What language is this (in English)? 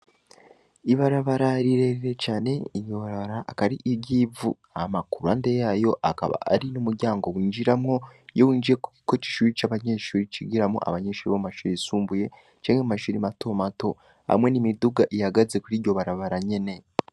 Rundi